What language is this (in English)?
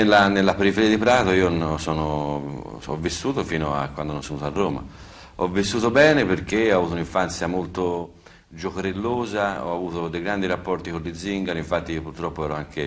Italian